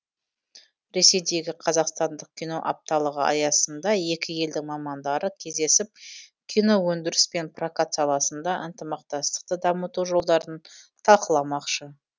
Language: Kazakh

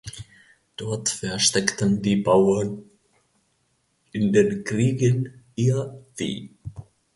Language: German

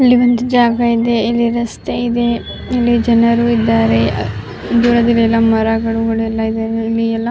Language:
Kannada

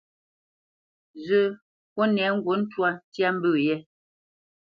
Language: Bamenyam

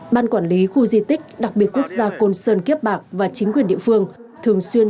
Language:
Vietnamese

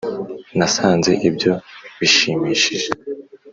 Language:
Kinyarwanda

